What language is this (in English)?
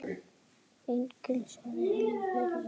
Icelandic